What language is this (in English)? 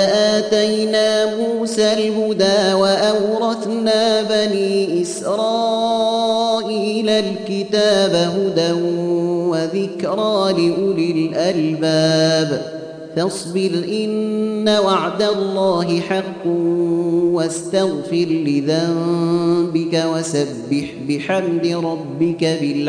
Arabic